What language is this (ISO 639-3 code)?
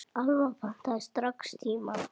isl